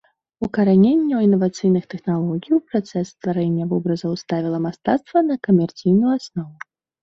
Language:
Belarusian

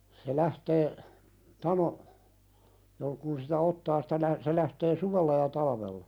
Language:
Finnish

